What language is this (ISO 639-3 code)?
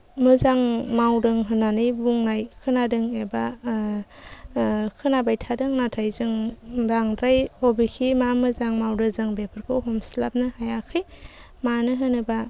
brx